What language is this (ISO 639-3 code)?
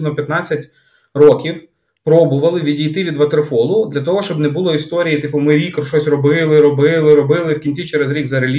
ukr